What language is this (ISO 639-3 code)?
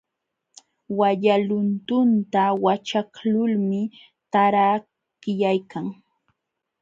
qxw